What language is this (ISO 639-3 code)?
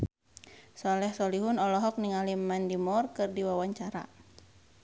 sun